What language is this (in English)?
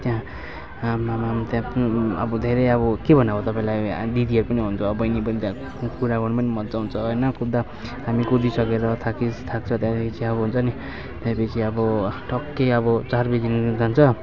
Nepali